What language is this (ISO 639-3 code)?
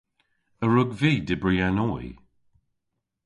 cor